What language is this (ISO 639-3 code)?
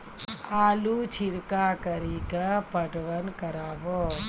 mai